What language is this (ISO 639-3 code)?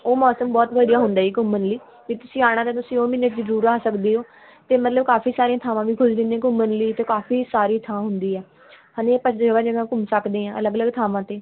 pan